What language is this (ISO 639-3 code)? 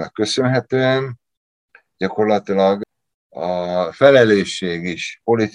hun